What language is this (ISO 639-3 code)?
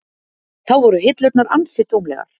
isl